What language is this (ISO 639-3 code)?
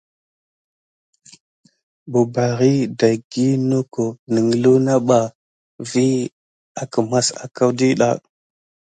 gid